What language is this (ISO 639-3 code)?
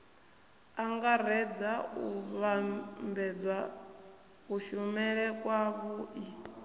ven